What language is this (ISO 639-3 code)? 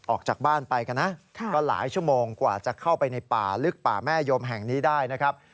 tha